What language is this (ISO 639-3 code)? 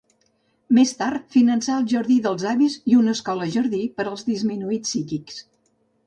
cat